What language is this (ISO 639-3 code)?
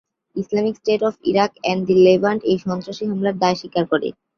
ben